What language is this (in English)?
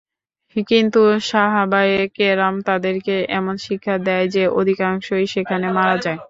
Bangla